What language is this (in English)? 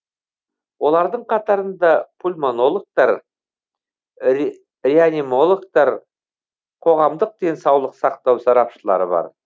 Kazakh